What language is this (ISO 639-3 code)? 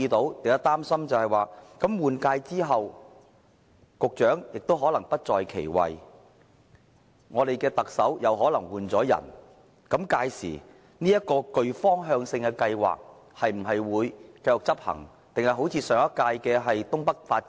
yue